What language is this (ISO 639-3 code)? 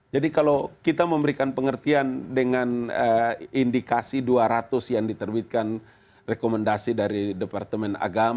ind